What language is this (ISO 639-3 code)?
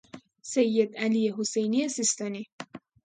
fas